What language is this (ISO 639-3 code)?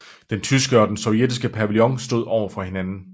dan